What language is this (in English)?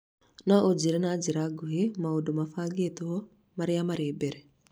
Kikuyu